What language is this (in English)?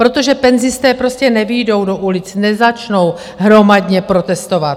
Czech